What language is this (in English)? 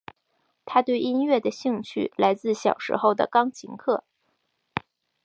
Chinese